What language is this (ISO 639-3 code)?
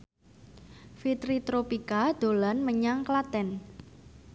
jav